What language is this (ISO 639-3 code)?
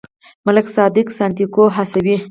pus